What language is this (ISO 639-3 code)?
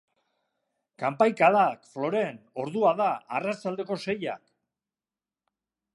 eus